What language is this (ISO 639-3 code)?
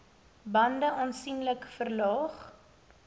afr